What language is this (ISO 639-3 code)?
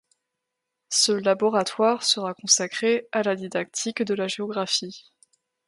fra